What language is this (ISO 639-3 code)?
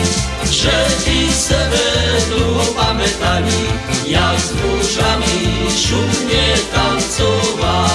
slk